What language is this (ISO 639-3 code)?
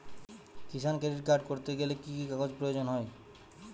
ben